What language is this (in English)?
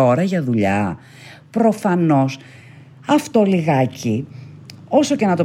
Greek